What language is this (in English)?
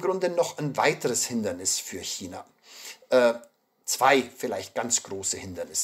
German